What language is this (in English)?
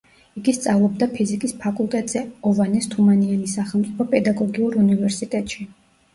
Georgian